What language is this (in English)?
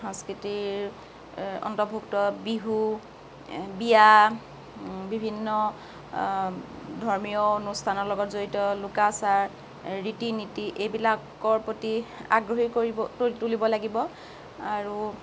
Assamese